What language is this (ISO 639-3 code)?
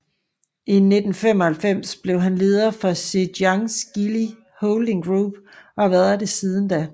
dan